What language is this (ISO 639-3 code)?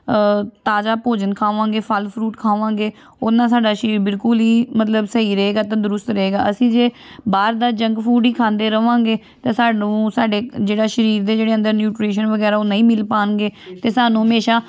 pan